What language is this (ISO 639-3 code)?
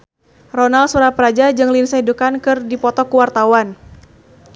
sun